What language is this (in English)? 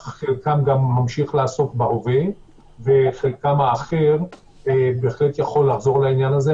Hebrew